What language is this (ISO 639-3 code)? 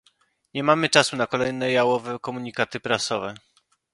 pol